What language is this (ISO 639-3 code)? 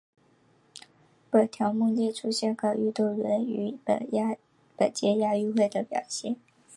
zho